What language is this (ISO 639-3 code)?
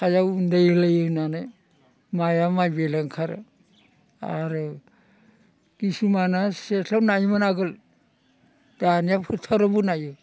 brx